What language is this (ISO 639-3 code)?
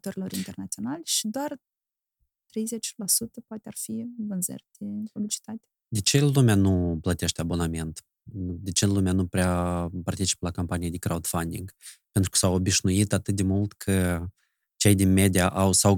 ron